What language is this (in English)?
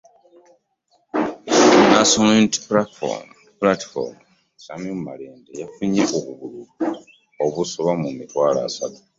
Ganda